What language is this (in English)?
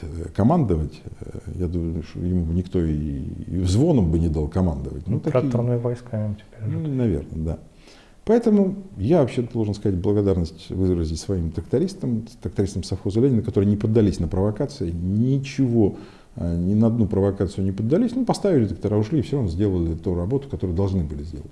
Russian